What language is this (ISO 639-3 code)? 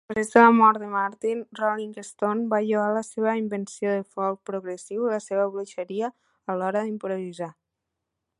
cat